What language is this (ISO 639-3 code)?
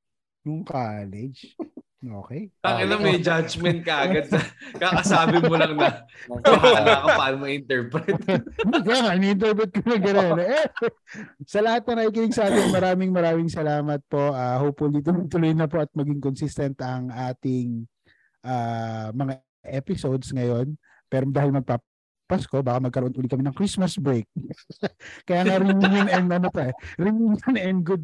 fil